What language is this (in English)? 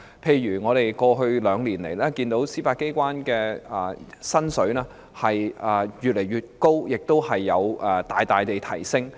Cantonese